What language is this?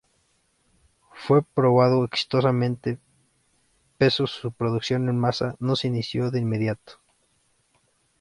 Spanish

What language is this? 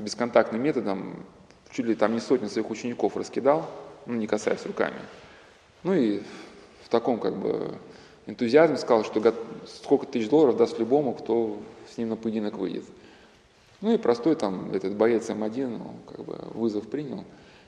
Russian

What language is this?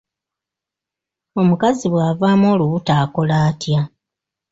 Ganda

